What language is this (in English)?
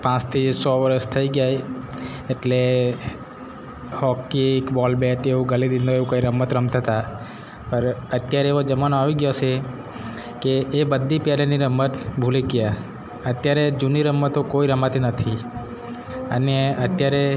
Gujarati